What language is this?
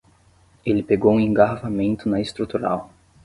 Portuguese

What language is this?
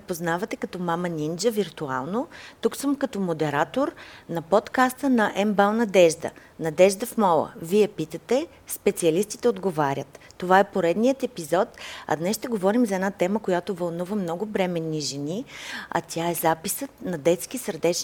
Bulgarian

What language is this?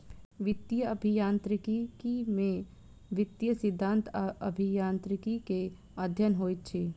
Maithili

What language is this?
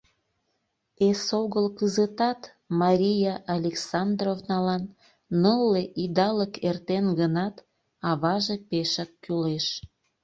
Mari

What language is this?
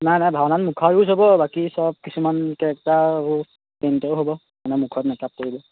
Assamese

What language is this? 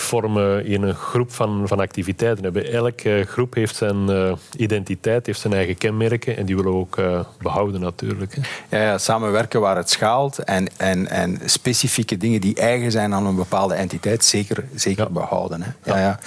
Dutch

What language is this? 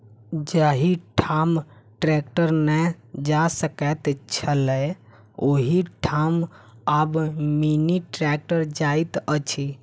Maithili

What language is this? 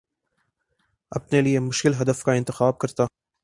Urdu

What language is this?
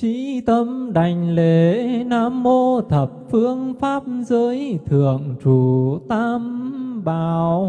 Vietnamese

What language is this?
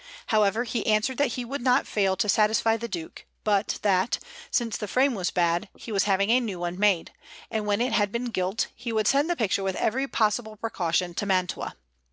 English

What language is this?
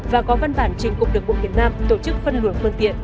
Vietnamese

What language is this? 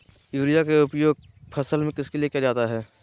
Magahi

